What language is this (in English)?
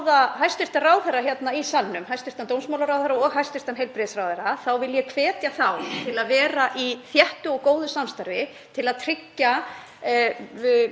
Icelandic